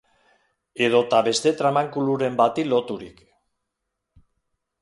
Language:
Basque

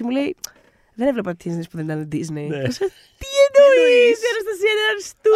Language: Greek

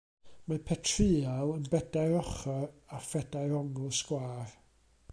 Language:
Welsh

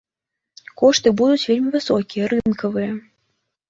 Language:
Belarusian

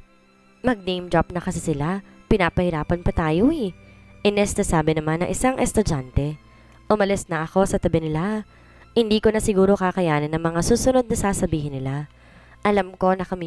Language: Filipino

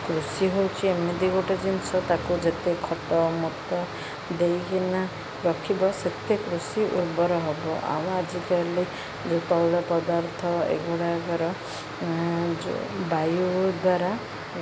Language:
Odia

